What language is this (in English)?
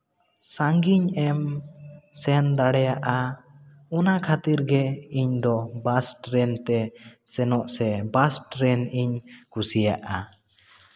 Santali